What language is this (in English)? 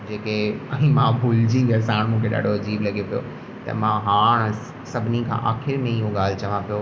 Sindhi